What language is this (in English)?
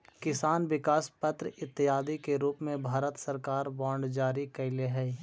Magahi